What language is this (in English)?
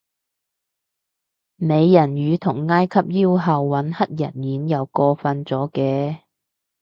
Cantonese